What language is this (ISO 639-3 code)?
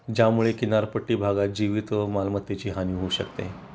mar